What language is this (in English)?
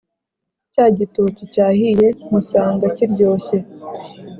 Kinyarwanda